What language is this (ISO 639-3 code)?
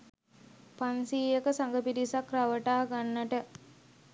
sin